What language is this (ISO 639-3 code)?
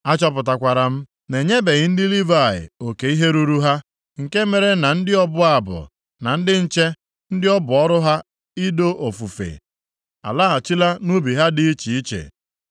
ibo